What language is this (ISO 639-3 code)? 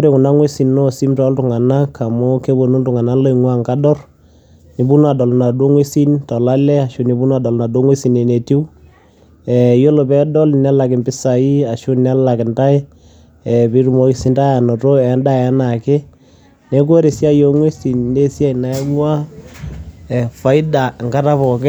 mas